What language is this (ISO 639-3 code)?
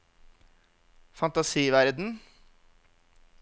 nor